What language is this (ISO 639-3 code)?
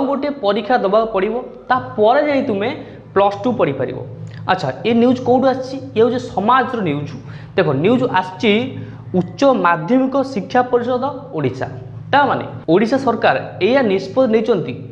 ori